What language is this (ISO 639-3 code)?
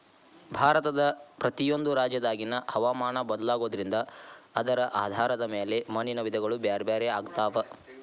kan